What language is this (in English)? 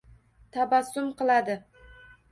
Uzbek